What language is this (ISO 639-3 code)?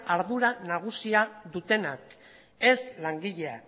eus